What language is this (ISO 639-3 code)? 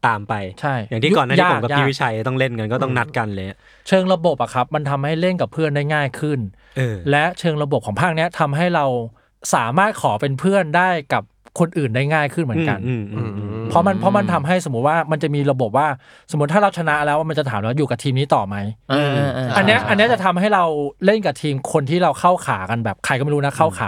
tha